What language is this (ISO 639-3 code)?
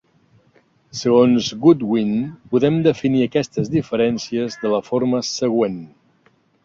cat